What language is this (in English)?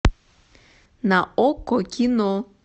Russian